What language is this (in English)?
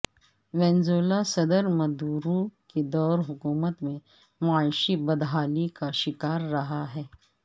Urdu